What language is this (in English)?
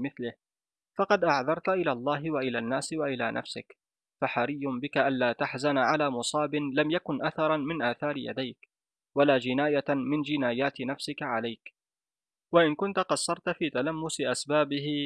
Arabic